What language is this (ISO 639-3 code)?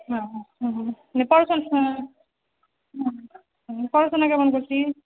ben